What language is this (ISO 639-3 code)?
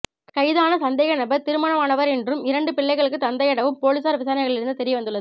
tam